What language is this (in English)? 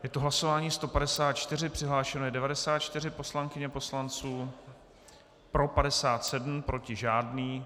Czech